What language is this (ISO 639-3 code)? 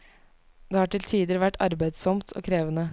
nor